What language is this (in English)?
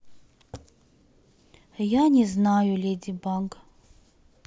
Russian